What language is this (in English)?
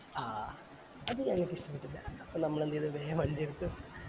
Malayalam